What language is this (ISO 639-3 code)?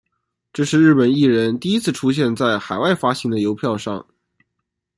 zho